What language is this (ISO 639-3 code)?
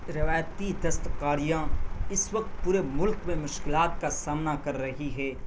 urd